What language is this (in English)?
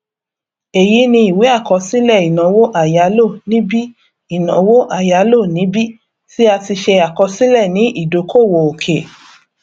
Yoruba